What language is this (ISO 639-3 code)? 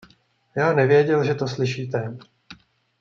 ces